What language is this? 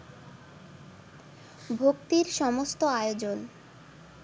Bangla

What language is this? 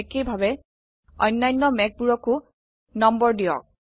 Assamese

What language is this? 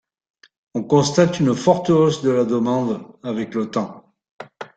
French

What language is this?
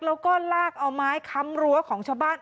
Thai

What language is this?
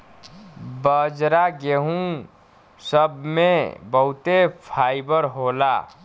Bhojpuri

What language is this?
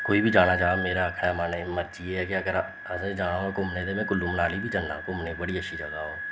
Dogri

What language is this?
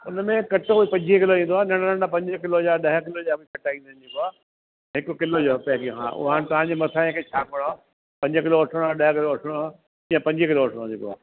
Sindhi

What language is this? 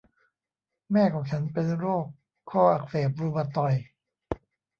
Thai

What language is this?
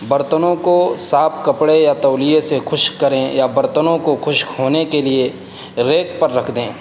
Urdu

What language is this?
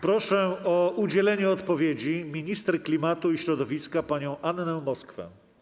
Polish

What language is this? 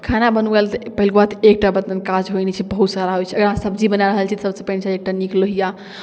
Maithili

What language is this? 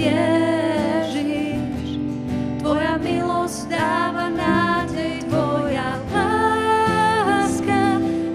Slovak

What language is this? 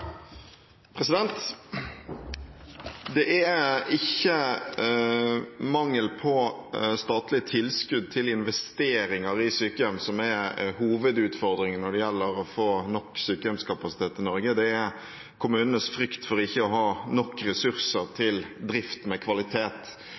Norwegian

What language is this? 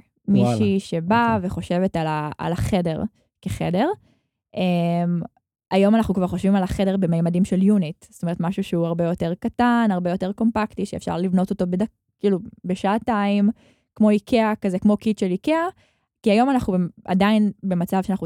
Hebrew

